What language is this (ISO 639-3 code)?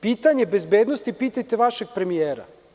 srp